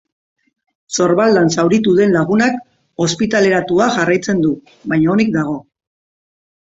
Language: Basque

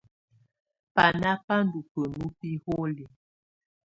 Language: Tunen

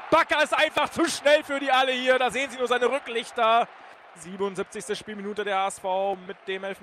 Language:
German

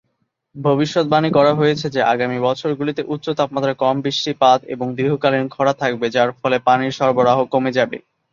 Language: Bangla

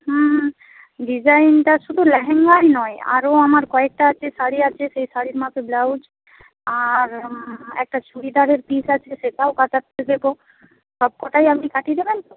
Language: Bangla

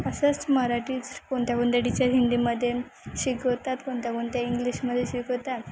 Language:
Marathi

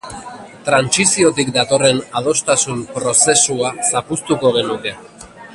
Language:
Basque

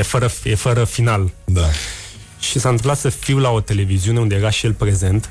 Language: Romanian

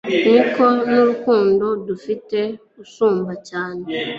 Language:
Kinyarwanda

